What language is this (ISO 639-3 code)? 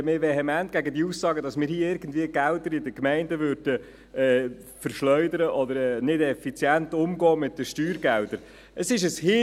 gsw